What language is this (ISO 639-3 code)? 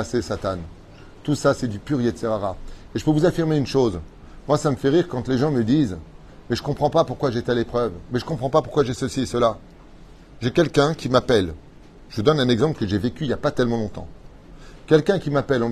fra